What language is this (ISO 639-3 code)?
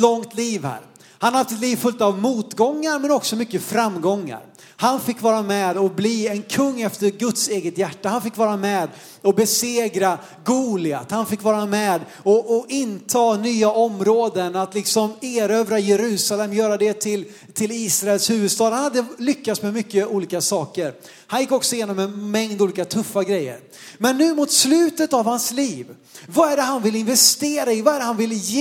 swe